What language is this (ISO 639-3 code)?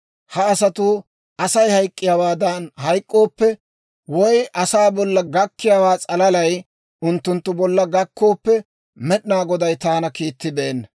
dwr